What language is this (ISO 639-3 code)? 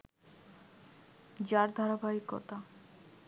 ben